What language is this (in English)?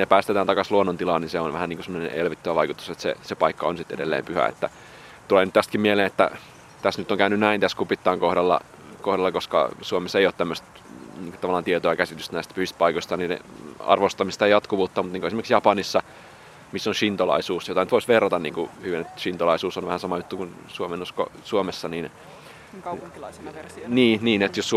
Finnish